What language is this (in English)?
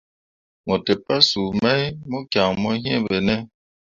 Mundang